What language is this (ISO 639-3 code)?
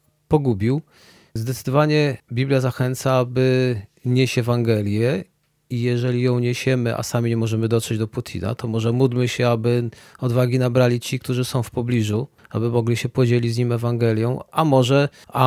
pol